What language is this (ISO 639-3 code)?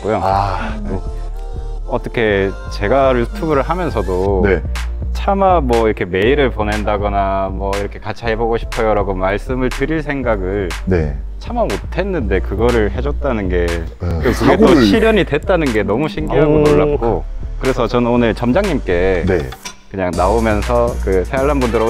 kor